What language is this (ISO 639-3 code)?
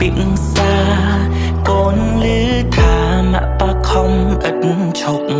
tha